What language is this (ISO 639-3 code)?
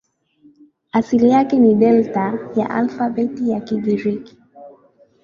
swa